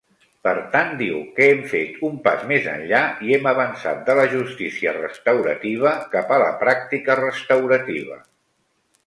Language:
Catalan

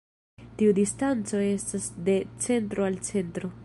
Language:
Esperanto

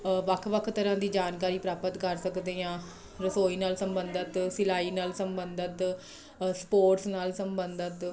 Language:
Punjabi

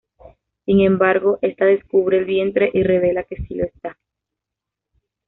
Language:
Spanish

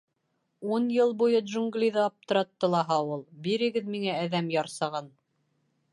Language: Bashkir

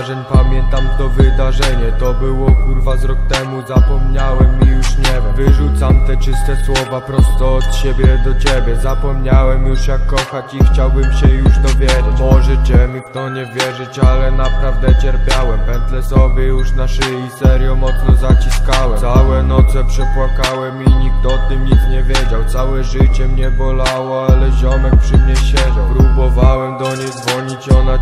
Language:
Polish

